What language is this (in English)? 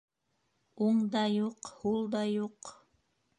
Bashkir